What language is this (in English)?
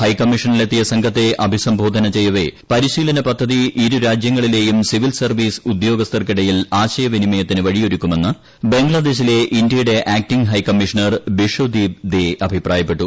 Malayalam